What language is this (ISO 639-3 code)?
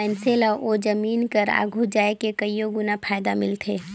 hne